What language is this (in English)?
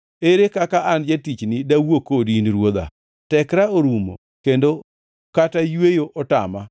Luo (Kenya and Tanzania)